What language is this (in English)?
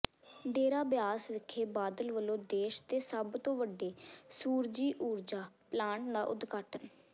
Punjabi